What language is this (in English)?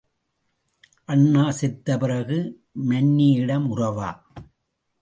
Tamil